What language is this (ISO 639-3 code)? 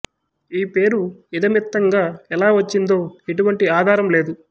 tel